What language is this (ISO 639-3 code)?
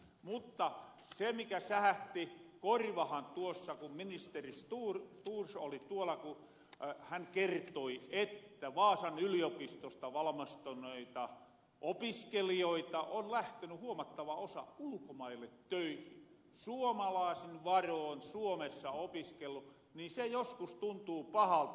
fin